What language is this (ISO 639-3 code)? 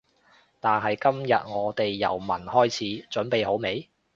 yue